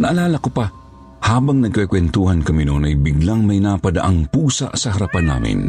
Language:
Filipino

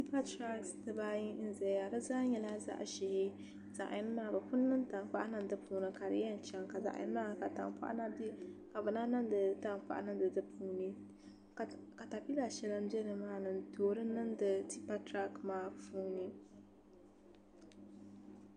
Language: Dagbani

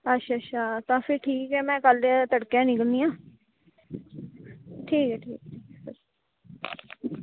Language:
Dogri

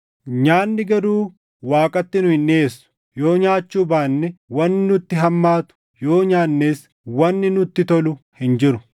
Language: Oromo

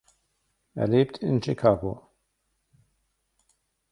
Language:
German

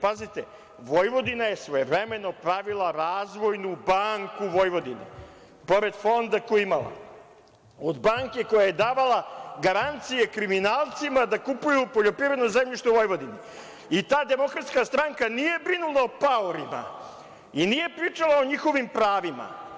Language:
Serbian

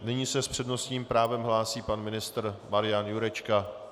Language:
Czech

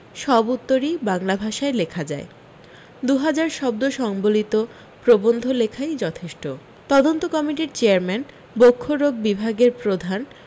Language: Bangla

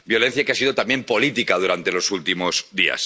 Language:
Spanish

